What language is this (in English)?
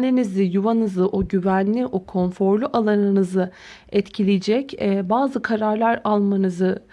Turkish